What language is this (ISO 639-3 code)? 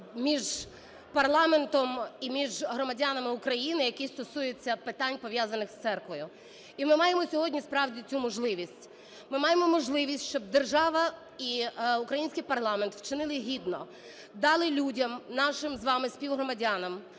ukr